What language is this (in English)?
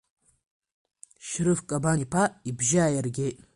Abkhazian